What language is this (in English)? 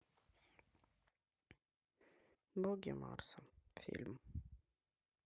Russian